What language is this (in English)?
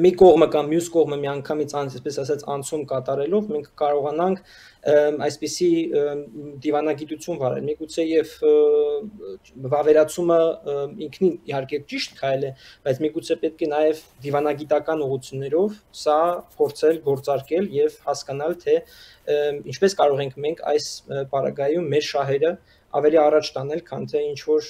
Romanian